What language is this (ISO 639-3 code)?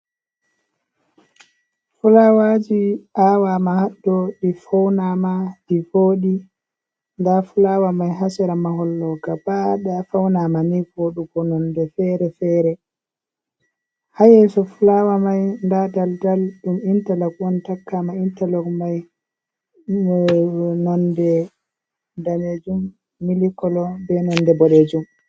ful